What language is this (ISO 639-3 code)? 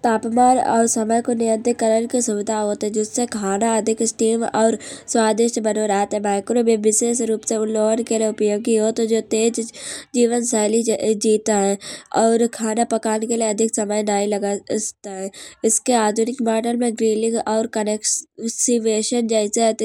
bjj